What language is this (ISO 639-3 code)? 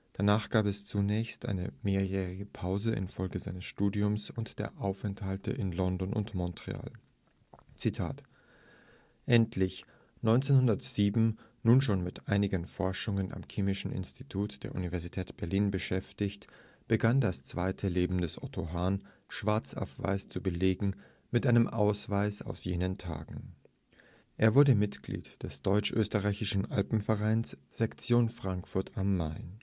deu